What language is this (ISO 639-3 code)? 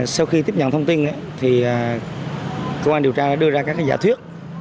vie